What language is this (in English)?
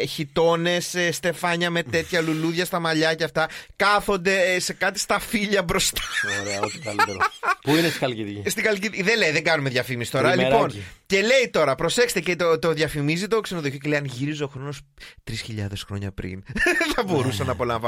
Greek